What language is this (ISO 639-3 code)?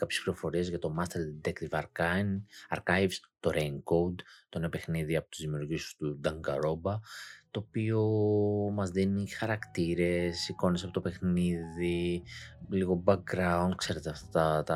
ell